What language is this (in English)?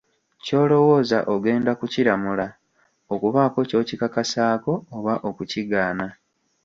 Ganda